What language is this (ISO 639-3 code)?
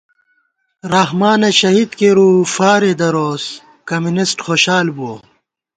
gwt